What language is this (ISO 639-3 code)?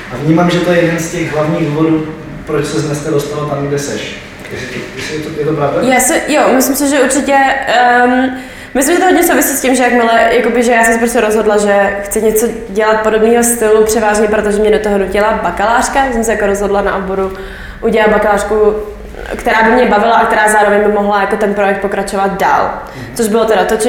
ces